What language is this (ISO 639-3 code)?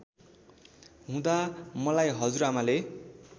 nep